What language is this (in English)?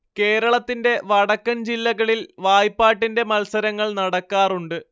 Malayalam